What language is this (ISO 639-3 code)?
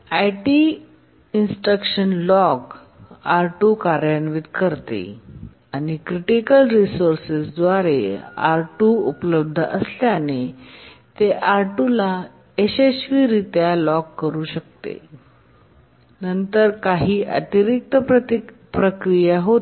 mar